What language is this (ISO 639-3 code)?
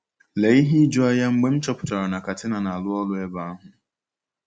ibo